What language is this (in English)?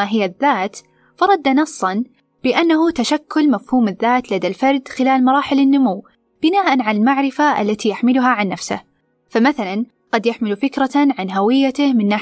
Arabic